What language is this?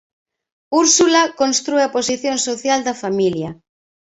Galician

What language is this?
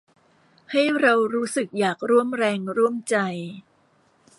Thai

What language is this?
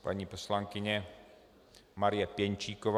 Czech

